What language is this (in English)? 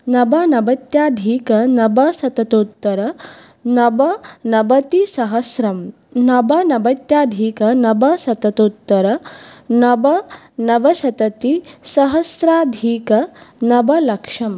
Sanskrit